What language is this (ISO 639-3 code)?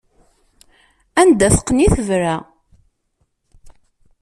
kab